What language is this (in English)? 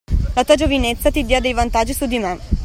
Italian